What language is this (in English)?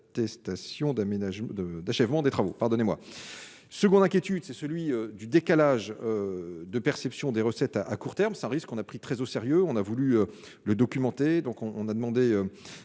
French